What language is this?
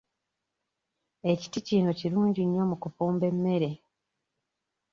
Ganda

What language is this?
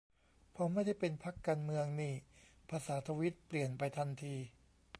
Thai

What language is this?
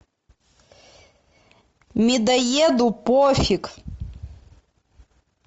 Russian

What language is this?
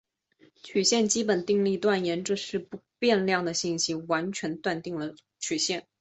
Chinese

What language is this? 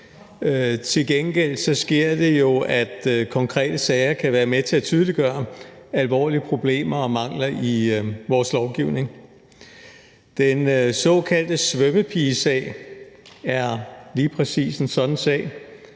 Danish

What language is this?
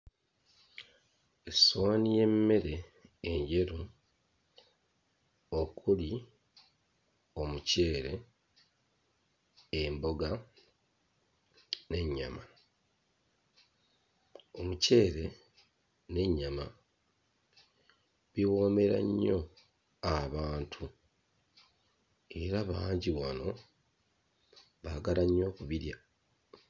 Ganda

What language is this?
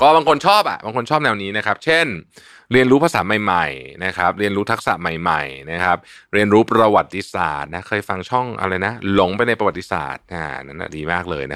Thai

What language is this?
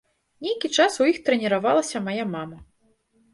Belarusian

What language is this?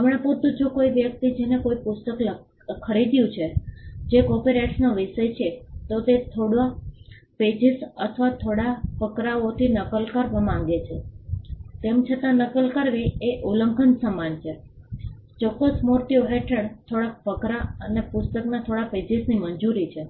Gujarati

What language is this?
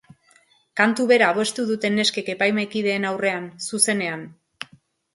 Basque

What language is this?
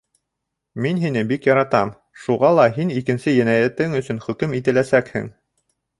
Bashkir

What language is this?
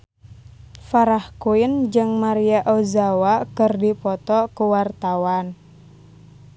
Sundanese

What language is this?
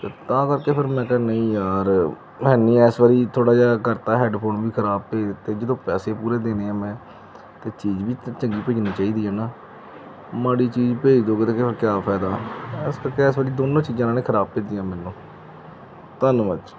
Punjabi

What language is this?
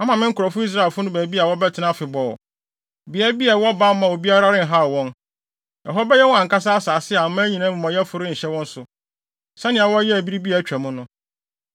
Akan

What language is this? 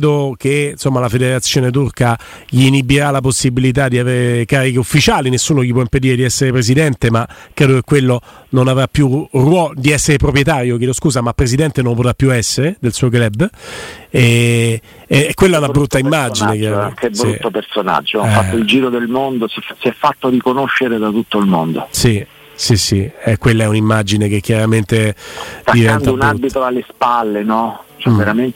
Italian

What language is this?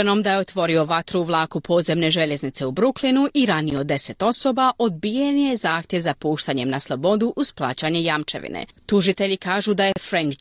Croatian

